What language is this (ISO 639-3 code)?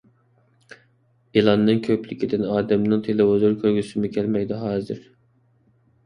uig